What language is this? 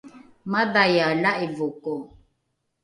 Rukai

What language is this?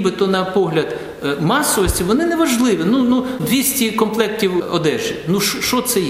Ukrainian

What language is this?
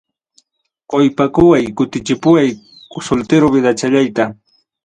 Ayacucho Quechua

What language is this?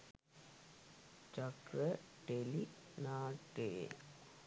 Sinhala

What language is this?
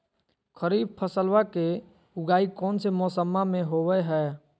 Magahi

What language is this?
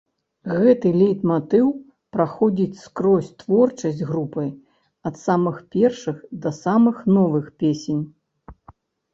Belarusian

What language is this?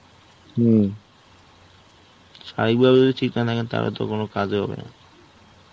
Bangla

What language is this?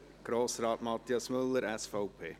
Swiss German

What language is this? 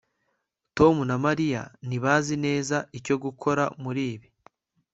Kinyarwanda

